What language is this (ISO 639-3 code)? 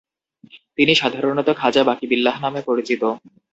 ben